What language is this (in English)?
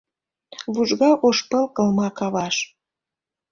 Mari